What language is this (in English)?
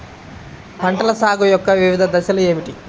Telugu